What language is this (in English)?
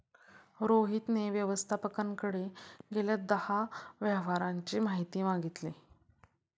Marathi